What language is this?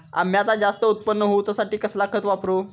Marathi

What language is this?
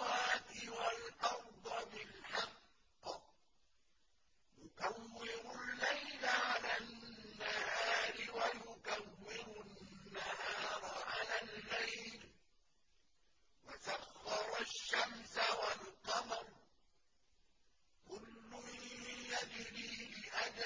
Arabic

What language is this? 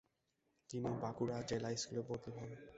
Bangla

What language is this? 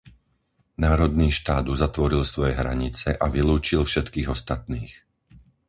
Slovak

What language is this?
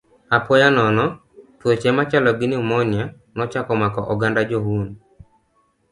Luo (Kenya and Tanzania)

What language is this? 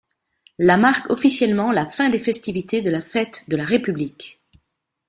French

